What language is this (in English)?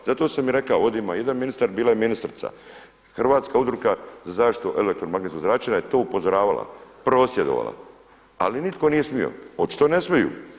Croatian